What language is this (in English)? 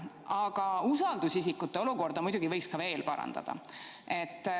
Estonian